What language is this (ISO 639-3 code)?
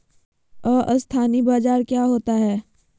mag